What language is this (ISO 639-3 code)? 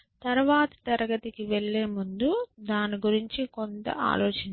tel